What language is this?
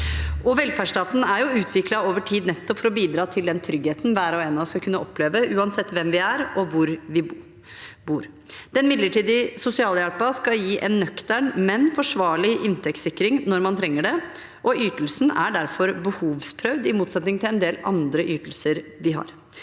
Norwegian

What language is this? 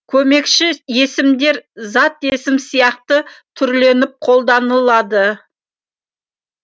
Kazakh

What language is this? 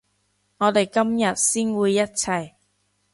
Cantonese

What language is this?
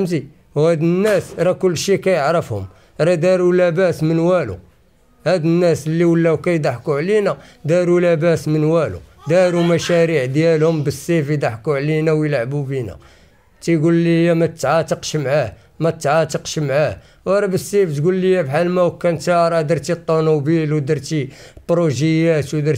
Arabic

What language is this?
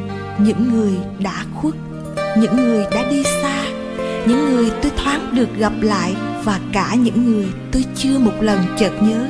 Vietnamese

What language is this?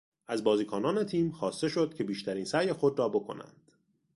Persian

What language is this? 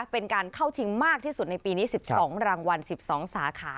Thai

